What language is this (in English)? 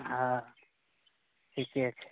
Maithili